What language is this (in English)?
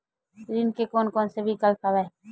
Chhattisgarhi